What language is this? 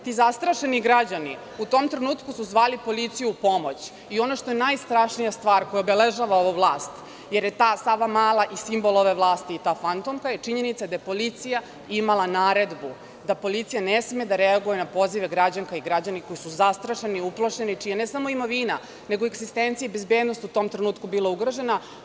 Serbian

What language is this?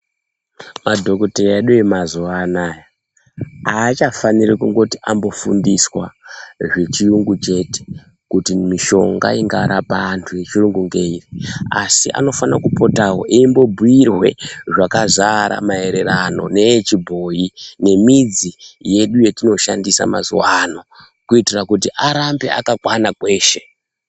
Ndau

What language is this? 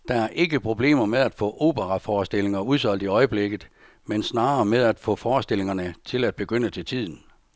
Danish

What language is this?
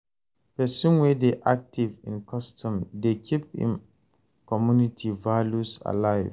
Nigerian Pidgin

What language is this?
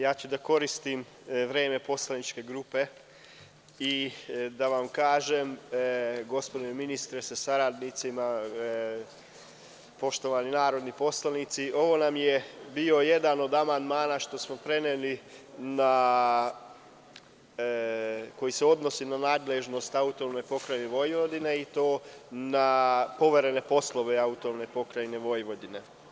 Serbian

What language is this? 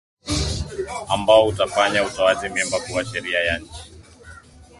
Swahili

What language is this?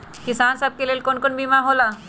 Magahi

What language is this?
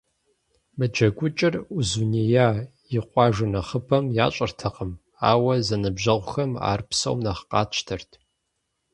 Kabardian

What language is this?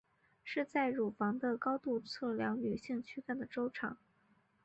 Chinese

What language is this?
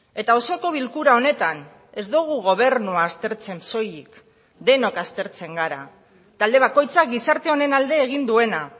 Basque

